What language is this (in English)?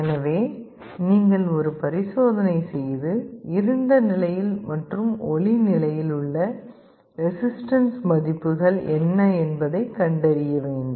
Tamil